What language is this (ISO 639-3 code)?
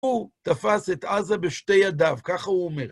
heb